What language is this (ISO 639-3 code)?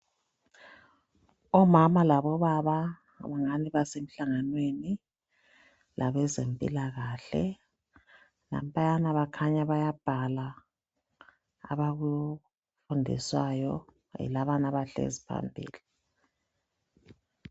nde